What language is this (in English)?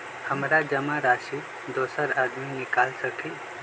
Magahi